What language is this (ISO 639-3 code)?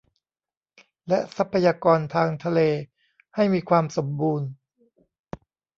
tha